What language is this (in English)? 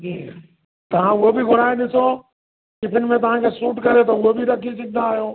Sindhi